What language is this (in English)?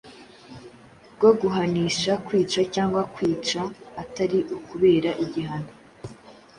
Kinyarwanda